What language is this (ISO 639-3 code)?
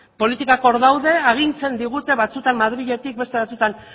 eus